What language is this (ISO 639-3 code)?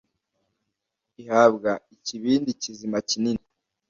kin